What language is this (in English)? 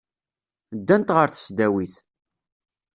Kabyle